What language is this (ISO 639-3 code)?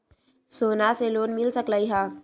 mag